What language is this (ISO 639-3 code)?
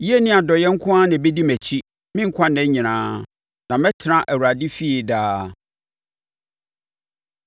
aka